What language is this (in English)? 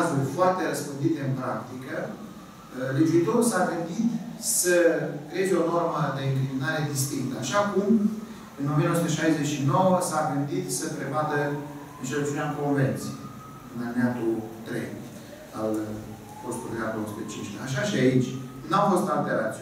Romanian